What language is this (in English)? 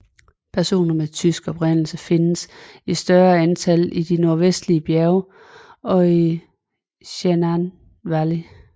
Danish